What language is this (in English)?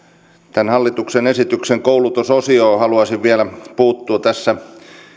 Finnish